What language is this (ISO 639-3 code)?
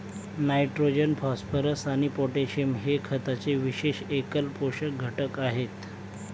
mar